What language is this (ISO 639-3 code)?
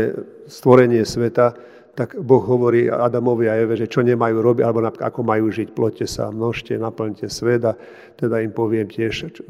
slk